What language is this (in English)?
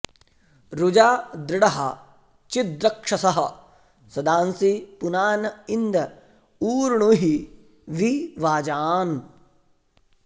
Sanskrit